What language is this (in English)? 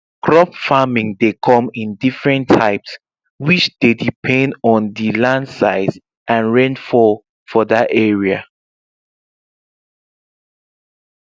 Nigerian Pidgin